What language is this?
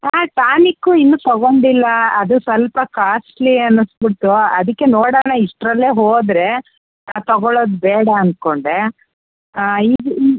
Kannada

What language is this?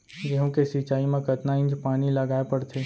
Chhattisgarhi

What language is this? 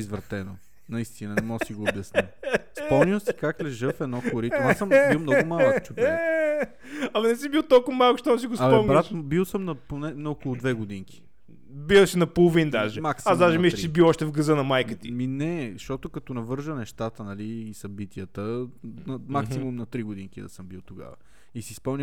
Bulgarian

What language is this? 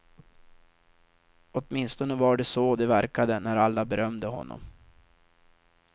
Swedish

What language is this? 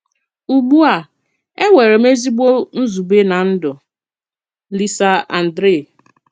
Igbo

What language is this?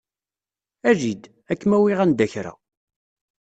Kabyle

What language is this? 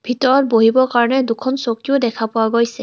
Assamese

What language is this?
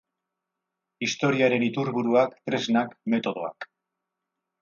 Basque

